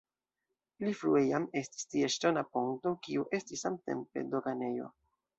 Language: Esperanto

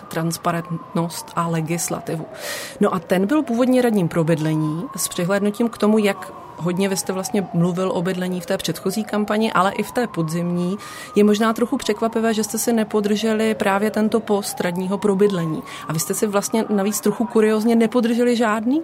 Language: Czech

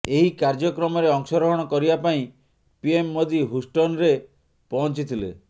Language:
Odia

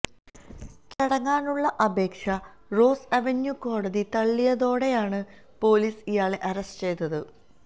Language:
Malayalam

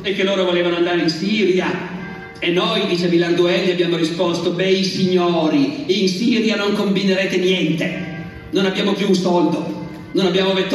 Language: Italian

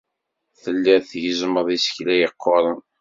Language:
Kabyle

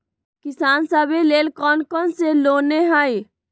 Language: Magahi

